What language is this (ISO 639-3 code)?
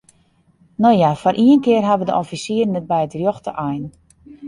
fry